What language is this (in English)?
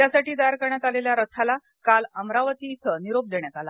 Marathi